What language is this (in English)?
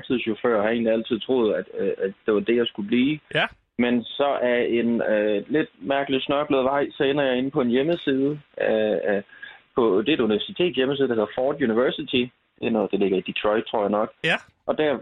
Danish